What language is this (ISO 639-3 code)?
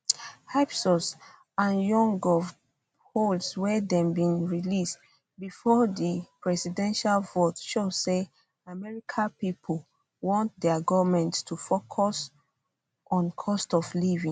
pcm